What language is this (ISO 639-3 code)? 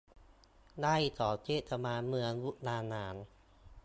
tha